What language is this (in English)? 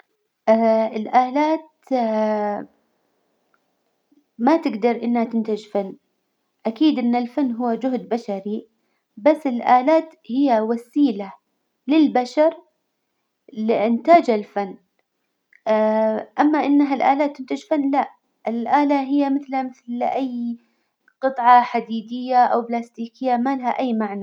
Hijazi Arabic